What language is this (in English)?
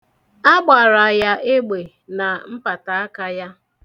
Igbo